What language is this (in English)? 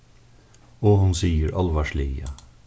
Faroese